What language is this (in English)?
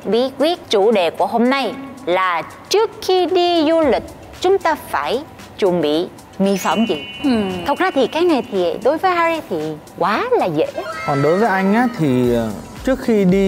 Vietnamese